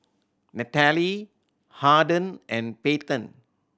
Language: English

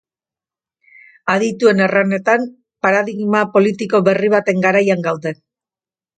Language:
Basque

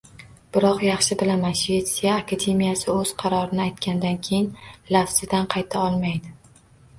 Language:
Uzbek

